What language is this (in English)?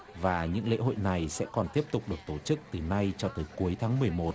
Vietnamese